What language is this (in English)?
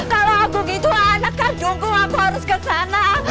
Indonesian